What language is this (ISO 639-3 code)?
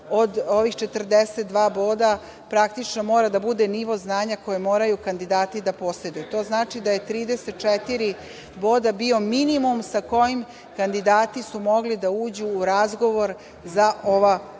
srp